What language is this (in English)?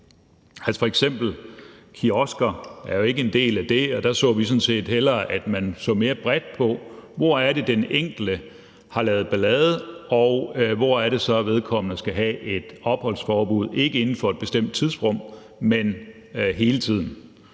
Danish